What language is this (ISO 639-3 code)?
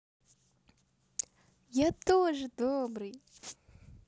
rus